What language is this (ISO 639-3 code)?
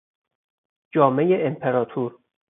fas